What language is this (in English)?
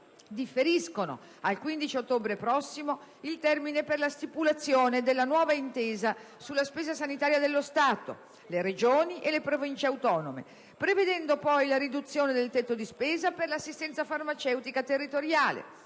Italian